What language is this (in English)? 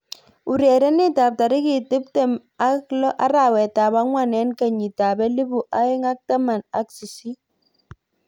Kalenjin